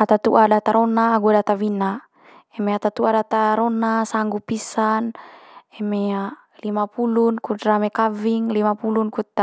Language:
Manggarai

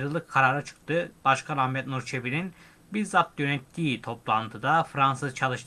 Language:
Turkish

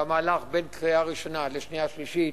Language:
Hebrew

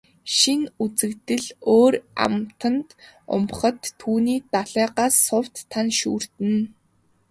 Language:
Mongolian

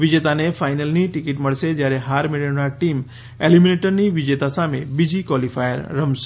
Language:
Gujarati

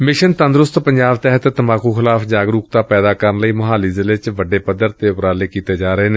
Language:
Punjabi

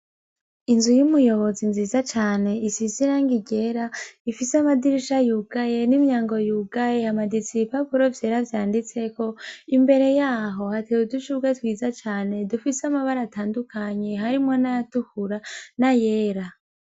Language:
Rundi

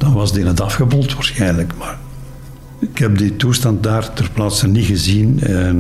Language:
Dutch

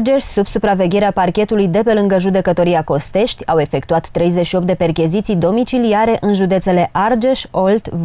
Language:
Romanian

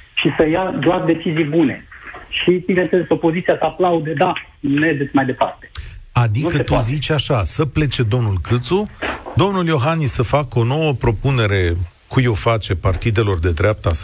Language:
Romanian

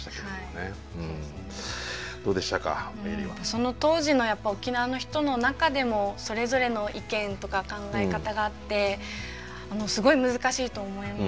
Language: Japanese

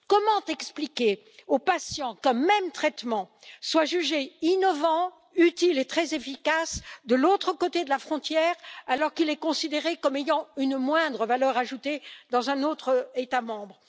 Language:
French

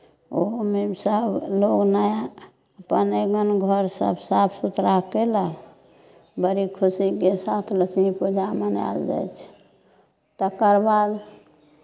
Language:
Maithili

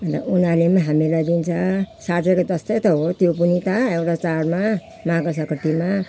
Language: Nepali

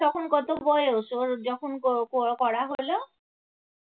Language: Bangla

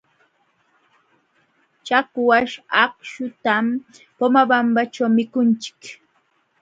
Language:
Jauja Wanca Quechua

